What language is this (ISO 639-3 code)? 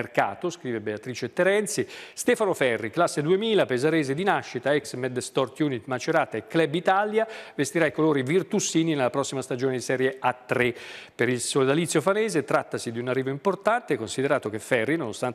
ita